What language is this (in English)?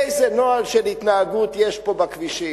Hebrew